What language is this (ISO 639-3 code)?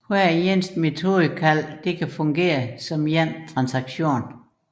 dan